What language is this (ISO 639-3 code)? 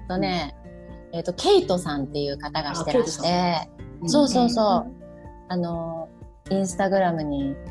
jpn